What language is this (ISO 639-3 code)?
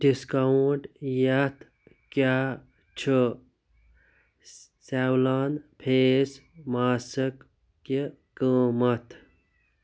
kas